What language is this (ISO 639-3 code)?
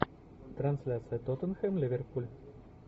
rus